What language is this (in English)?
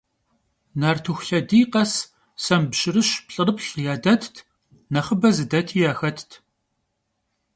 Kabardian